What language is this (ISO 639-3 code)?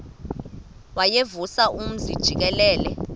xho